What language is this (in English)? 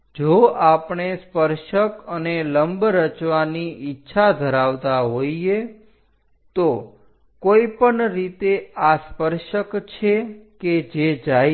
Gujarati